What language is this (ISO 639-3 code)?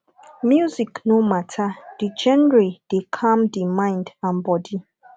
pcm